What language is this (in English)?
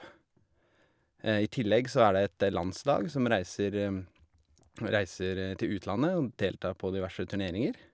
Norwegian